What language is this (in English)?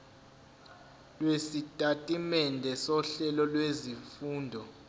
Zulu